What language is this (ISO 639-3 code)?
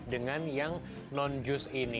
ind